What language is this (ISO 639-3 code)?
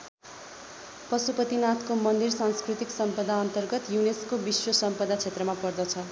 nep